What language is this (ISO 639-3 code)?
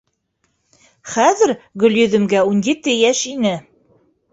bak